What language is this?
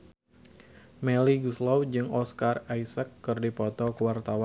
Sundanese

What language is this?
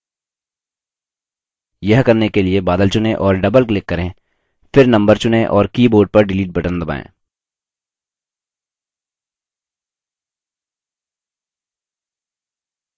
Hindi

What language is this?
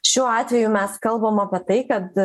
Lithuanian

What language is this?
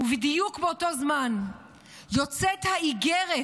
Hebrew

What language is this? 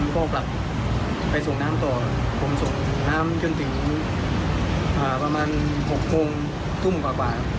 Thai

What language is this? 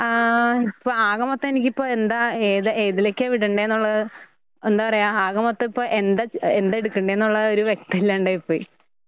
Malayalam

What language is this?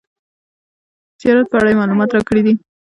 Pashto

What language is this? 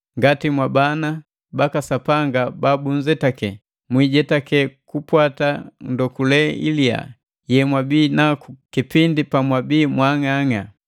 Matengo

